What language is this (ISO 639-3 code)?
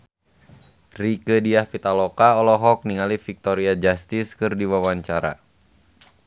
sun